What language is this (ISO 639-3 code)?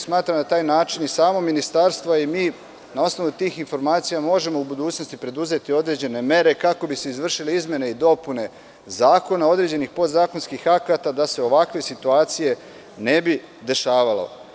srp